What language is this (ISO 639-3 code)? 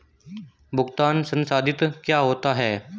hin